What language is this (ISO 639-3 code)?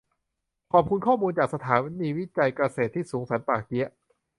tha